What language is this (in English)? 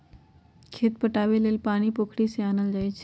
Magahi